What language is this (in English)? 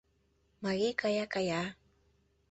Mari